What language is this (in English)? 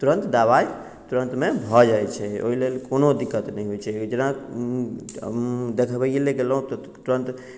Maithili